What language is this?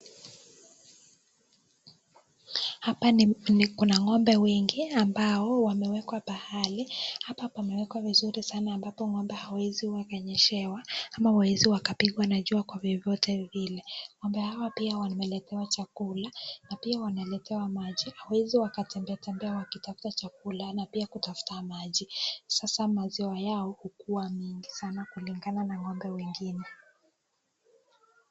Swahili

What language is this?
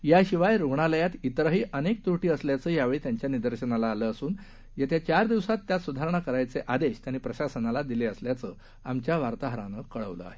Marathi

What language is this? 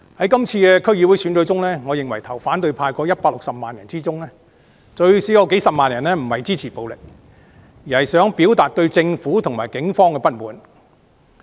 Cantonese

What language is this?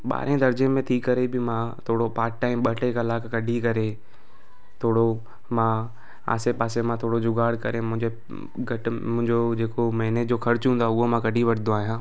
Sindhi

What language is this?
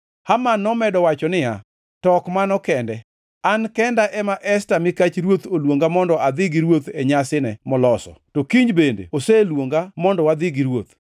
Luo (Kenya and Tanzania)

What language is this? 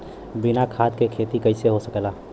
Bhojpuri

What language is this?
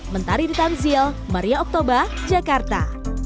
Indonesian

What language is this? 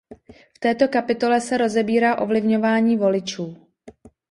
Czech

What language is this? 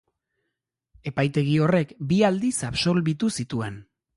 Basque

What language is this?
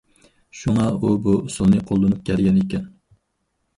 Uyghur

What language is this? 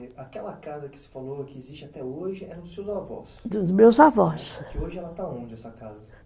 Portuguese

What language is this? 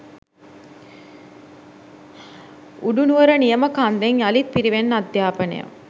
Sinhala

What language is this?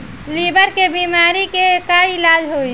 Bhojpuri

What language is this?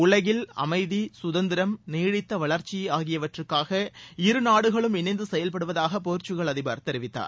Tamil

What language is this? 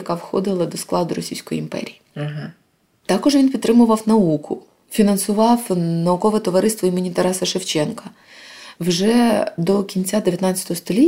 Ukrainian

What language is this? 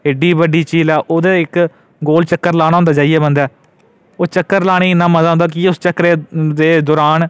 Dogri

